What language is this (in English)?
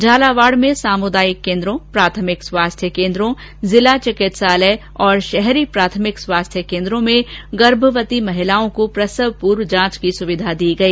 Hindi